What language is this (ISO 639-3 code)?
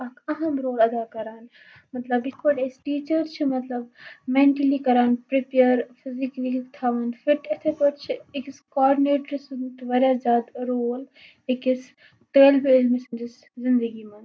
kas